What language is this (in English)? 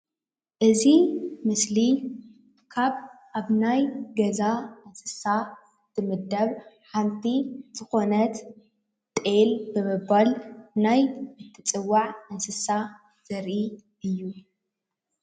Tigrinya